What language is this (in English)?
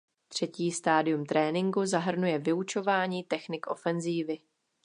Czech